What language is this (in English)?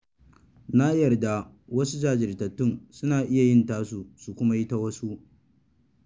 Hausa